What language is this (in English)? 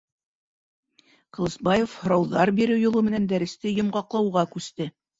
Bashkir